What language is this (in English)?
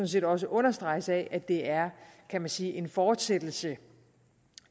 Danish